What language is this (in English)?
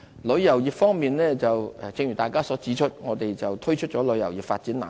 Cantonese